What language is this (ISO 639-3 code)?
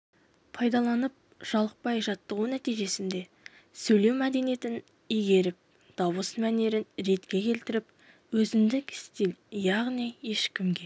kaz